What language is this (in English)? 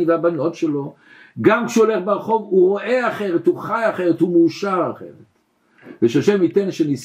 Hebrew